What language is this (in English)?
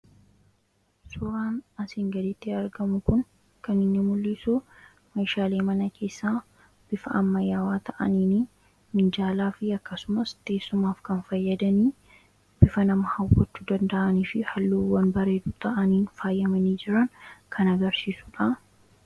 Oromo